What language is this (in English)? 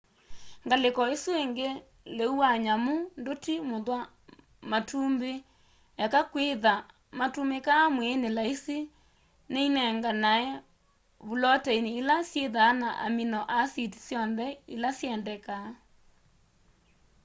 Kamba